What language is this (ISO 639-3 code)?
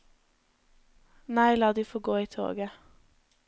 nor